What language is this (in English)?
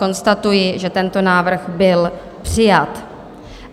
Czech